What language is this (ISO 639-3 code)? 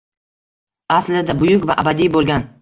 uzb